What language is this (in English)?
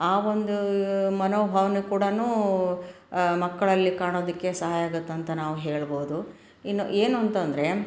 Kannada